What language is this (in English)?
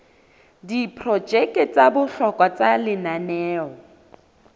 Southern Sotho